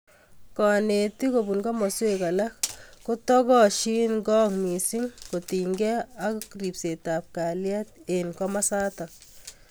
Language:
Kalenjin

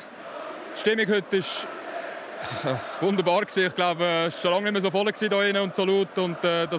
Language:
German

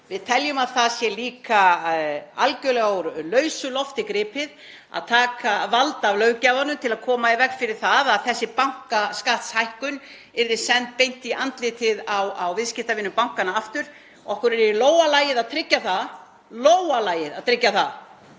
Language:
Icelandic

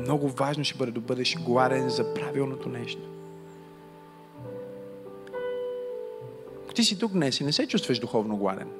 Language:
Bulgarian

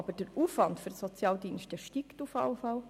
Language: Swiss German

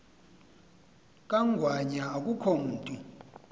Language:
Xhosa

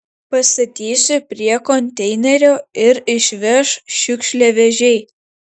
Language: Lithuanian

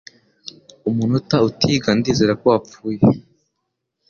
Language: Kinyarwanda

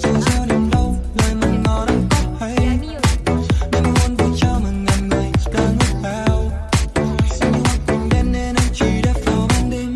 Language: Vietnamese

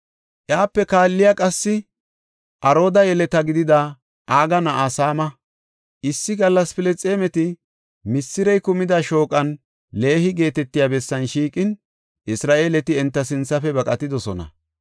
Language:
Gofa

